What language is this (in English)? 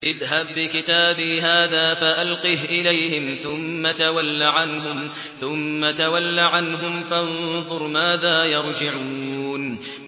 Arabic